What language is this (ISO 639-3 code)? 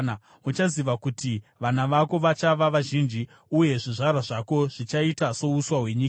sna